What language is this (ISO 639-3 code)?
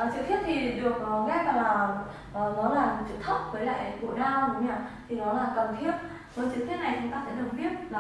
vie